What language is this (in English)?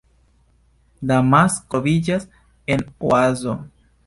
Esperanto